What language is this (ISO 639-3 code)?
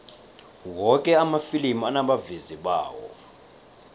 nbl